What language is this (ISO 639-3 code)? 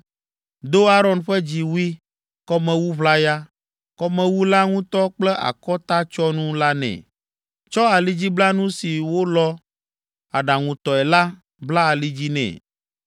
ewe